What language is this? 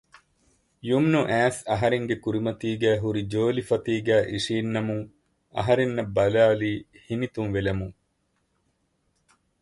Divehi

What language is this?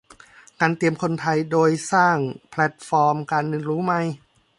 Thai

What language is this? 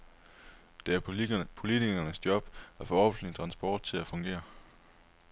Danish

